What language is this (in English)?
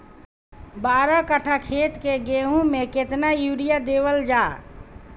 Bhojpuri